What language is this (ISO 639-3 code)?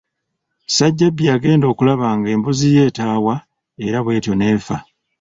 lug